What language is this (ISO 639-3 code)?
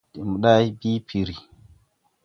tui